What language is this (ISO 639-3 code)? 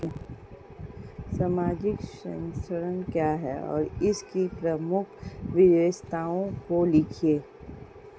hin